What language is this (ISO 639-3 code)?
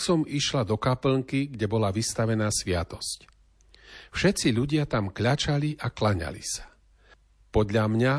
slk